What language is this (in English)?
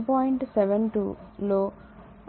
Telugu